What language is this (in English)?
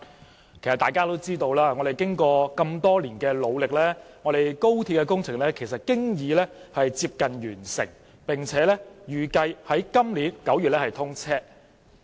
Cantonese